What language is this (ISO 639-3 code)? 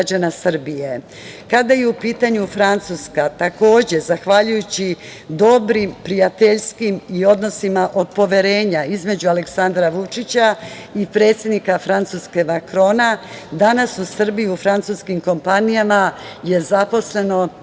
srp